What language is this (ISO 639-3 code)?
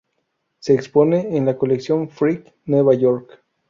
spa